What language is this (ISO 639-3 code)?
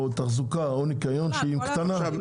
heb